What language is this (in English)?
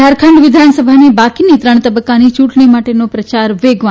Gujarati